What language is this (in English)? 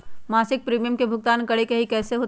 Magahi